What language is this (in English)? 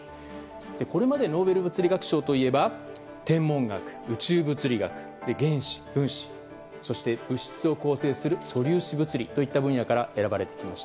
Japanese